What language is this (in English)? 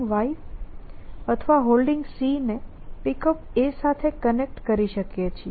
Gujarati